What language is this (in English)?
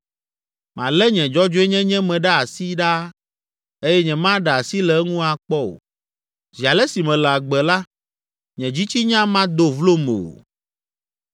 Ewe